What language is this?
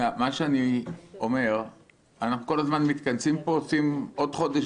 Hebrew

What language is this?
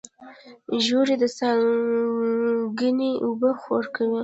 Pashto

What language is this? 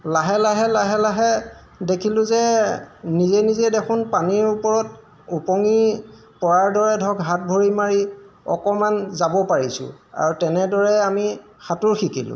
Assamese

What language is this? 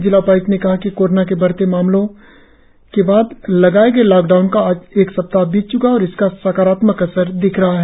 Hindi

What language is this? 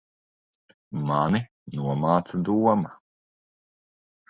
Latvian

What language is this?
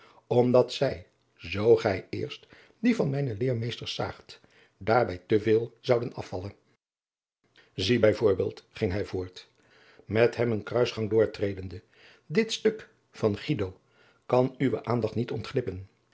Dutch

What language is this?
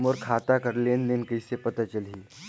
Chhattisgarhi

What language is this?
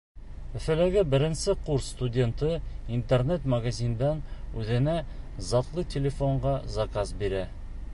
Bashkir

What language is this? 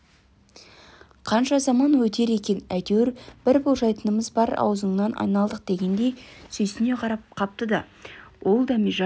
Kazakh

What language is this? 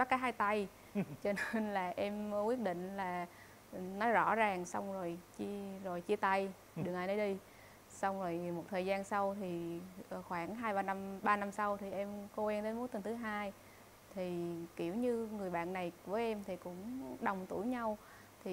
Vietnamese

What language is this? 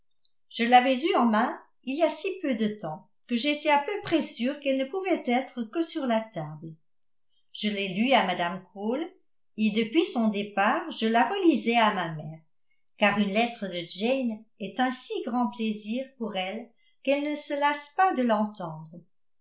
French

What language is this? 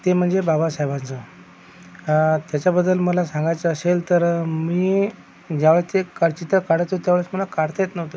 Marathi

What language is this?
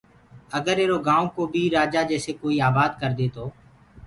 Gurgula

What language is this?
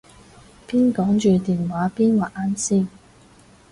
Cantonese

